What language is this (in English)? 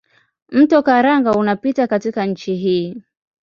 Swahili